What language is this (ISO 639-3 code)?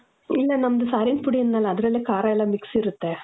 kan